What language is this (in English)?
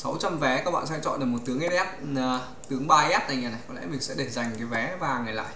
Vietnamese